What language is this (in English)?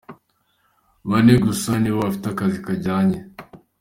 Kinyarwanda